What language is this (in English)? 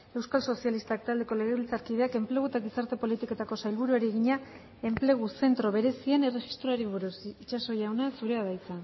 Basque